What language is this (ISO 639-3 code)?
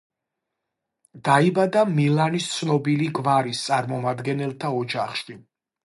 kat